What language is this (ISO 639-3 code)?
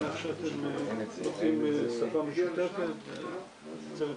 heb